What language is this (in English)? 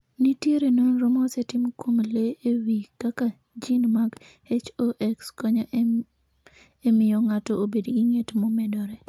Luo (Kenya and Tanzania)